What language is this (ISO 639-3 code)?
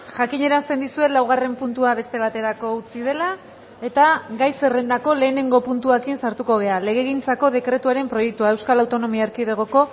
eus